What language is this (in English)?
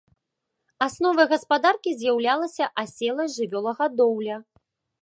Belarusian